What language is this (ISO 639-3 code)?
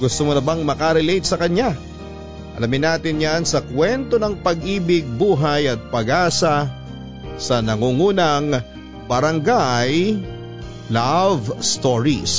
fil